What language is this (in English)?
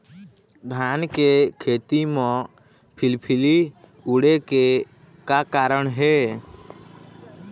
Chhattisgarhi